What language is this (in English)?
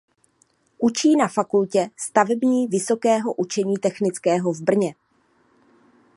Czech